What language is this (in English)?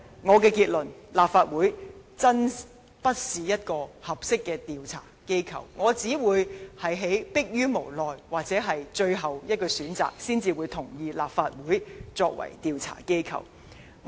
Cantonese